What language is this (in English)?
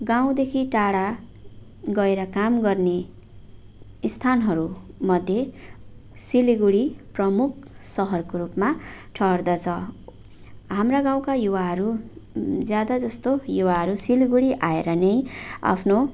Nepali